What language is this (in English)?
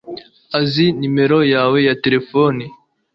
Kinyarwanda